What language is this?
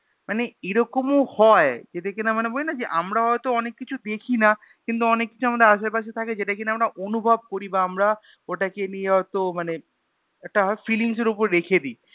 Bangla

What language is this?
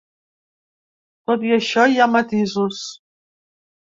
Catalan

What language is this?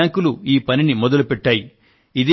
Telugu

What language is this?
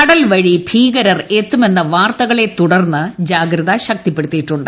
Malayalam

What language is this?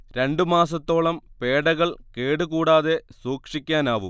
Malayalam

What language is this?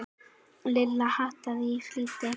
Icelandic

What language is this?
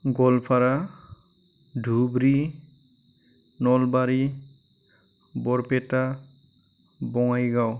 Bodo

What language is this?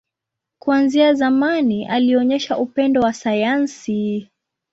Swahili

